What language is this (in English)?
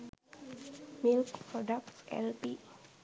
Sinhala